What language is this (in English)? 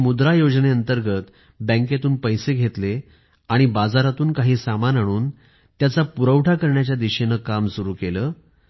Marathi